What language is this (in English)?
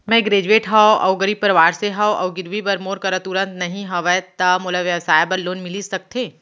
Chhattisgarhi